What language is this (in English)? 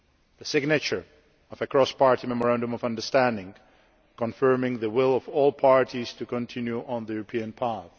English